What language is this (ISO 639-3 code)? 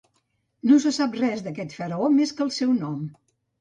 cat